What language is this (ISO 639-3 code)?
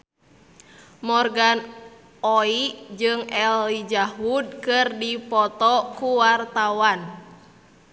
sun